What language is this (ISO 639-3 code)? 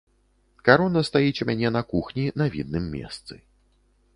bel